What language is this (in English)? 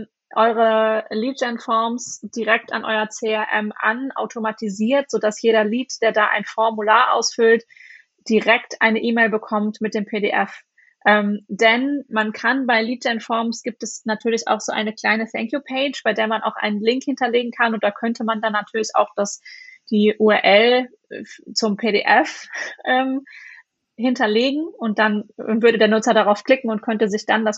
German